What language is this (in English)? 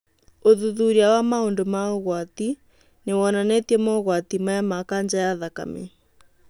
Kikuyu